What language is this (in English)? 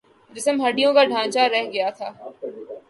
Urdu